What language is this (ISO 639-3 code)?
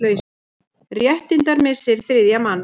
isl